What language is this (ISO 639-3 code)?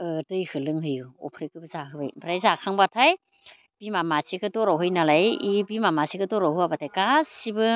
brx